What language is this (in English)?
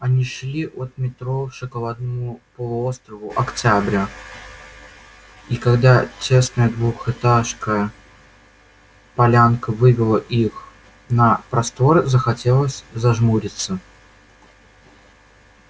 Russian